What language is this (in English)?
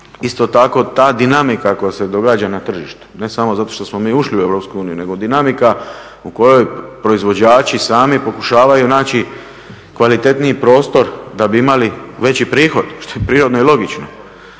Croatian